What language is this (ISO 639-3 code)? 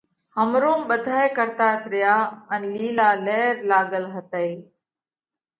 kvx